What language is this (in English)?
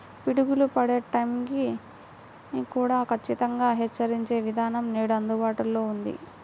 Telugu